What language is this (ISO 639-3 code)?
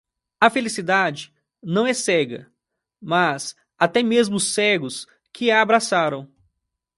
por